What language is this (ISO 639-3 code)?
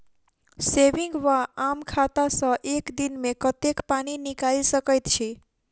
mai